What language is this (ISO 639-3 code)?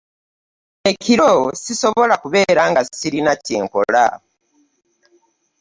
lug